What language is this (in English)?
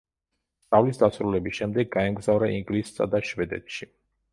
Georgian